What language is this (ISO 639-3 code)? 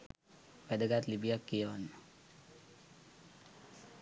sin